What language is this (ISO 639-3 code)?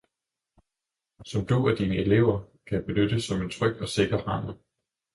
dan